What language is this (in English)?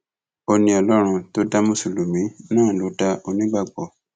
Yoruba